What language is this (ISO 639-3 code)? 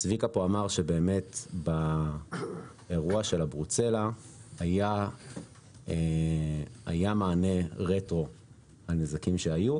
heb